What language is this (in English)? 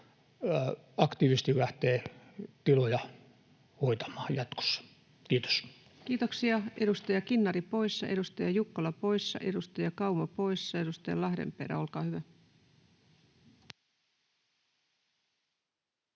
Finnish